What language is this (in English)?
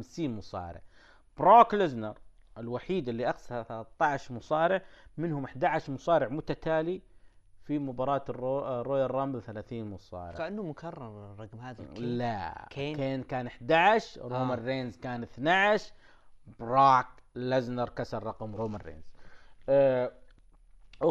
Arabic